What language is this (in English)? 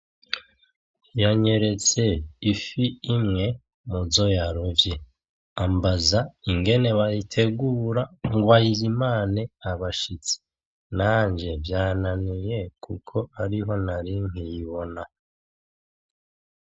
Rundi